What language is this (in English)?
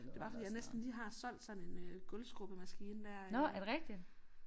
Danish